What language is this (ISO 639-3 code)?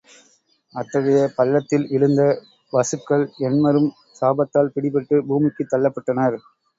tam